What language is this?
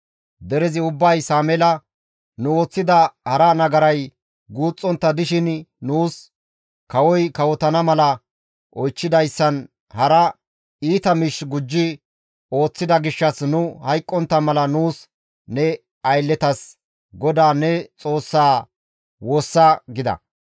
Gamo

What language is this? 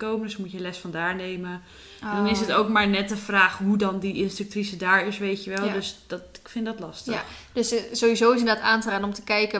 Dutch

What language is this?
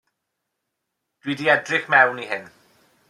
Welsh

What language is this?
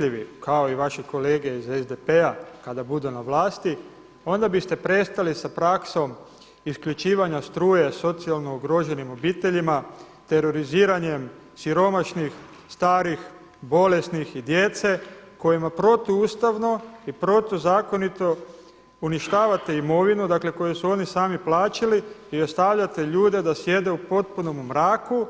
Croatian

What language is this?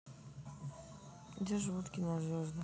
Russian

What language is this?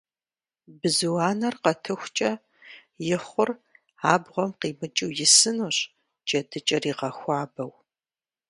Kabardian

